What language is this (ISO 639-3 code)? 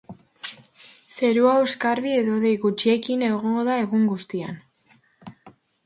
eus